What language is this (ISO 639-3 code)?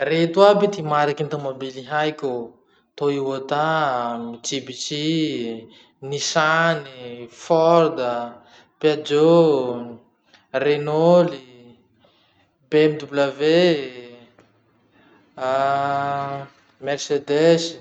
msh